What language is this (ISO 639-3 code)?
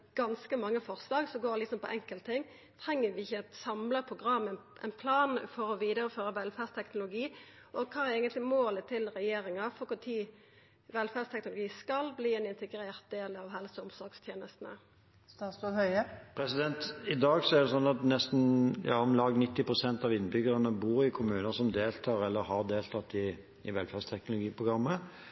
nor